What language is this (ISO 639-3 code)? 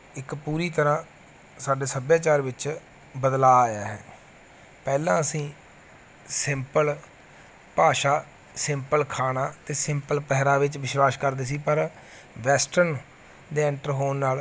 pan